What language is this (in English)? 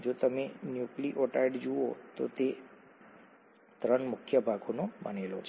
Gujarati